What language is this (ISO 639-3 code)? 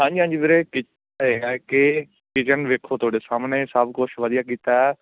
pan